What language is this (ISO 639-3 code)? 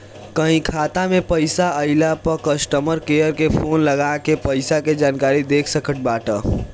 bho